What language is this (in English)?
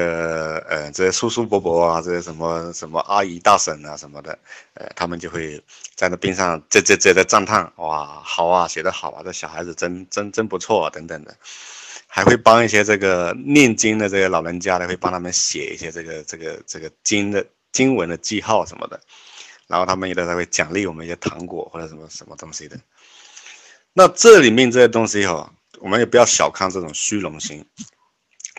Chinese